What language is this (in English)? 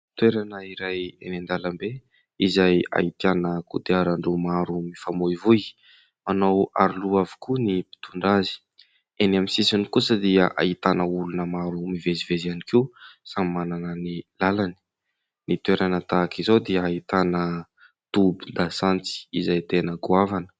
Malagasy